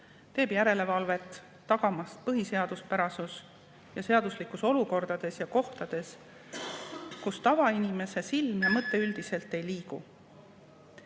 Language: Estonian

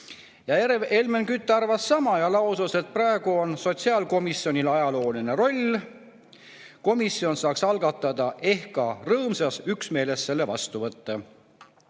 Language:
Estonian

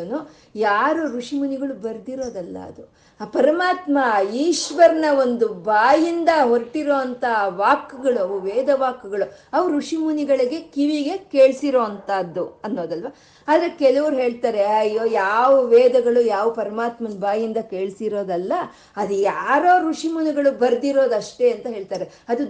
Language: Kannada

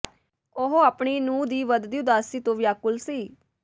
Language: Punjabi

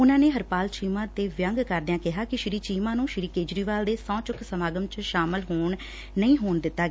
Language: Punjabi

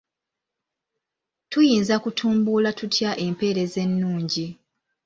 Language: Ganda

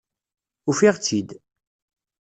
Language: Kabyle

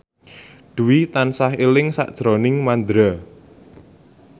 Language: Javanese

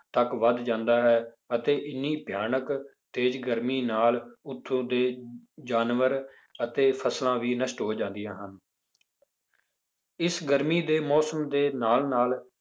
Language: Punjabi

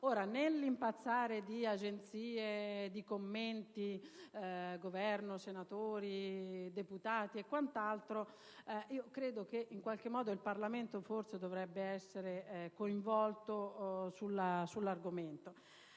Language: Italian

